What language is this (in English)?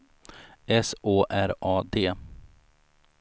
Swedish